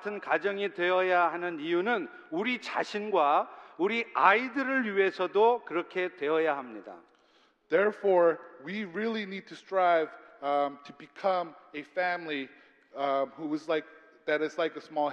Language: Korean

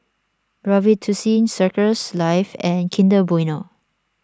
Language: English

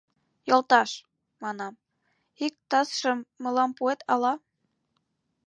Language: Mari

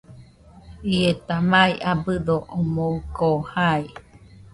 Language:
Nüpode Huitoto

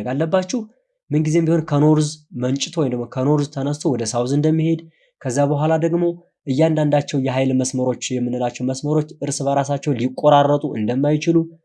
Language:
Turkish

